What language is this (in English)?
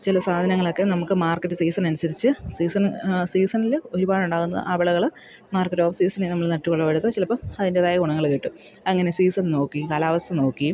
Malayalam